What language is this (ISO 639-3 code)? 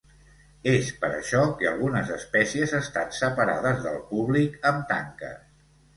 cat